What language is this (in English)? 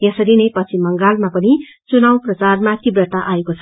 Nepali